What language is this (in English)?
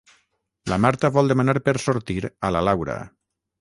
Catalan